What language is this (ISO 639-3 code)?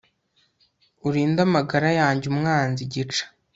kin